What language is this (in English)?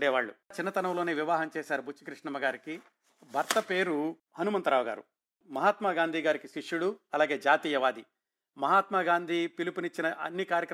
Telugu